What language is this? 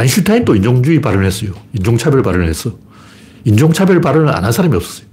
Korean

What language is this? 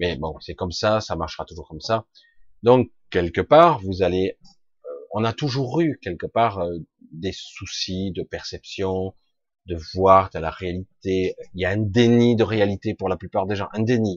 French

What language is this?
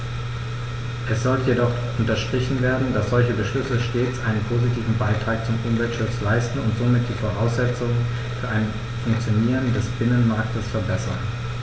German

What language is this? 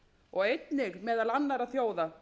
Icelandic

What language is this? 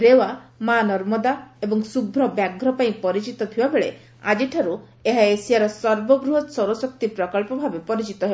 Odia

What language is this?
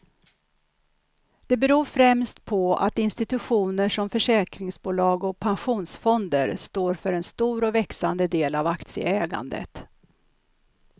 Swedish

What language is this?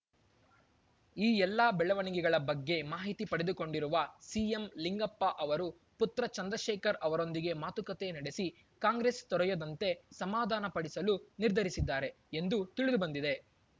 Kannada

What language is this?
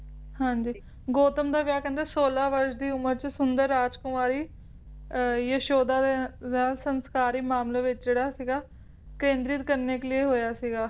Punjabi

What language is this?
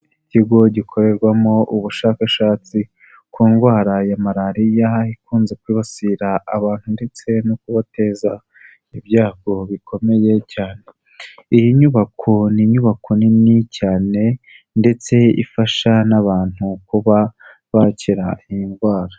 Kinyarwanda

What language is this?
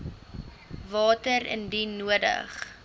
Afrikaans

